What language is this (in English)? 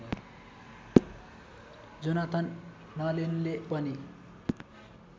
Nepali